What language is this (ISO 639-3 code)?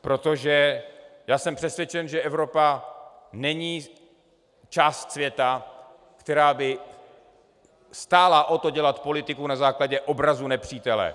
ces